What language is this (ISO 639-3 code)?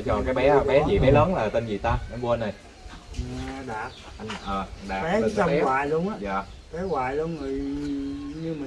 vie